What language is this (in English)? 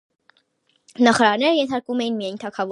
Armenian